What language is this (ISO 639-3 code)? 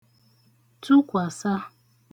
ibo